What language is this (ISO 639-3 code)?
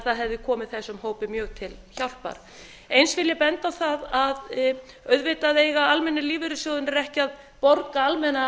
isl